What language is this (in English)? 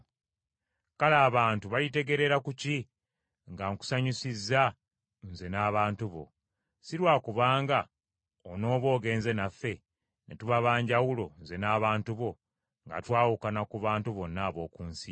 Ganda